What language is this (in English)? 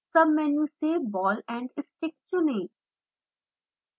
Hindi